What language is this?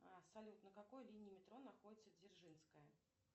Russian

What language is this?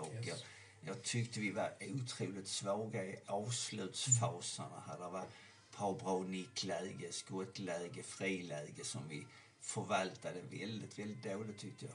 Swedish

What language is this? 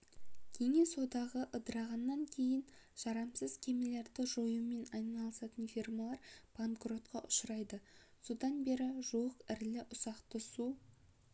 Kazakh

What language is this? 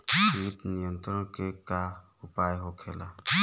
Bhojpuri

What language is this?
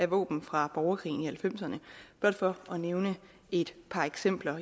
Danish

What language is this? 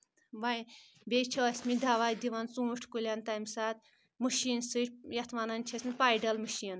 Kashmiri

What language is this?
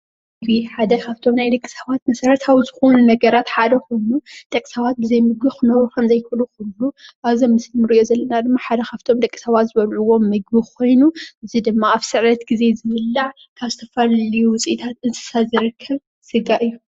Tigrinya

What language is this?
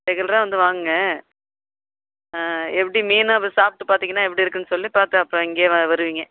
Tamil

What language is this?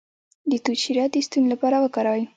Pashto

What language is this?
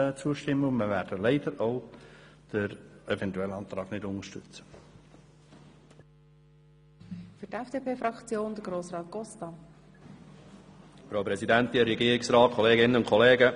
Swiss German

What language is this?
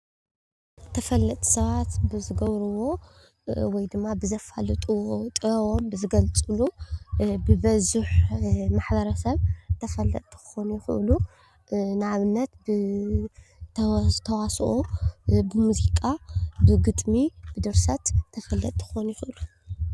Tigrinya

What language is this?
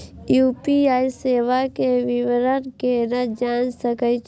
Maithili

